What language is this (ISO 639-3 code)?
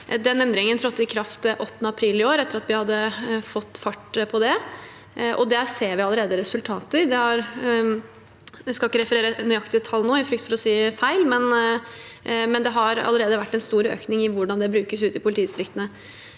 nor